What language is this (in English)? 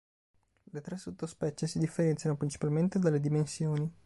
Italian